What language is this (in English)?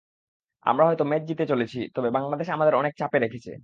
Bangla